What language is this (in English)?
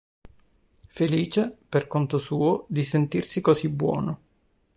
Italian